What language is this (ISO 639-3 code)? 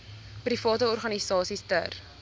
afr